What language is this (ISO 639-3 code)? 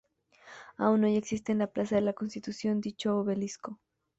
spa